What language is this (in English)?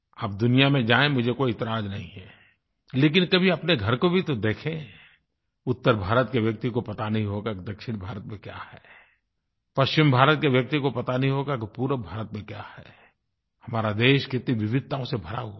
Hindi